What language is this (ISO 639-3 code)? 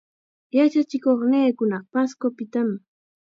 qxa